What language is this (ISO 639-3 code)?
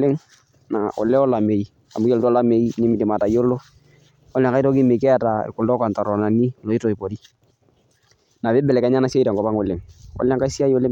mas